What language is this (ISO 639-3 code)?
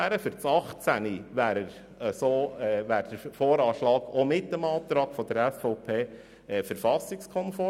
gsw